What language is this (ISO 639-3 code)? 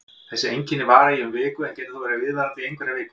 isl